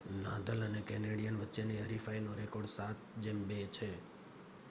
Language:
Gujarati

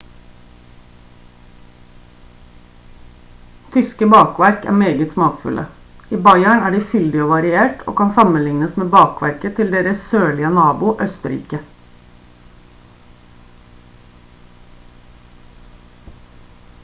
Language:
Norwegian Bokmål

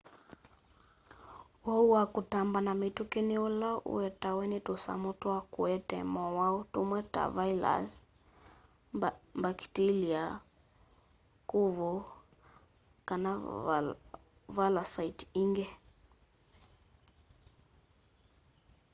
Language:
Kamba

